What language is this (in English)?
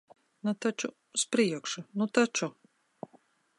Latvian